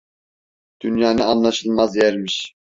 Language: Turkish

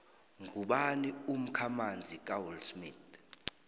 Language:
South Ndebele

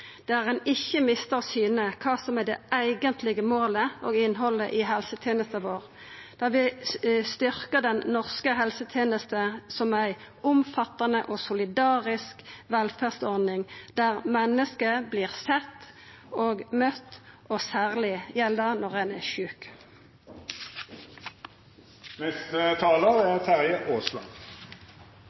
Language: Norwegian Nynorsk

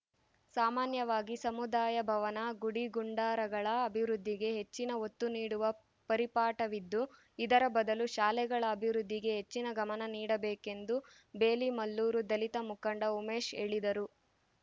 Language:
Kannada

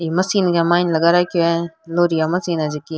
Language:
Rajasthani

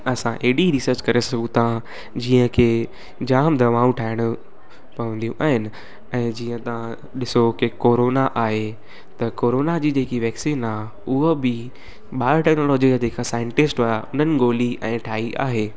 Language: Sindhi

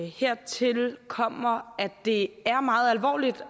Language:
Danish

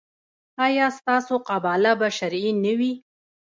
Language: Pashto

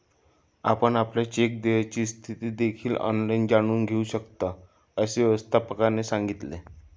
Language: Marathi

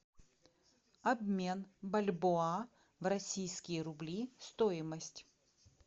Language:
Russian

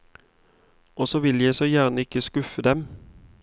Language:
Norwegian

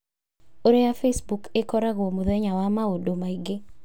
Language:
Kikuyu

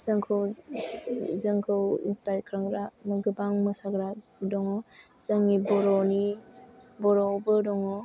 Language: Bodo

